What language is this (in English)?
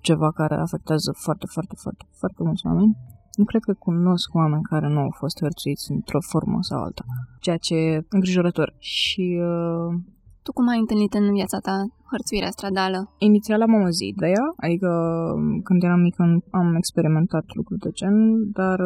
Romanian